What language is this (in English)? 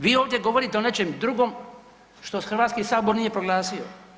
Croatian